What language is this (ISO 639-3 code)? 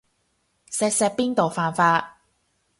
yue